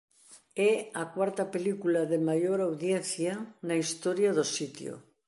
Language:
Galician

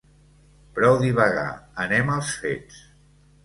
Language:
Catalan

